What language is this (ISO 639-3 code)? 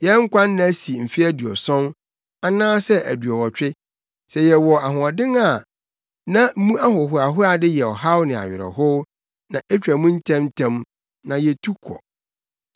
aka